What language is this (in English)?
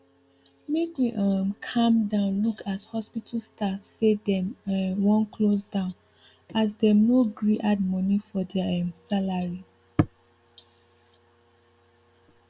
Nigerian Pidgin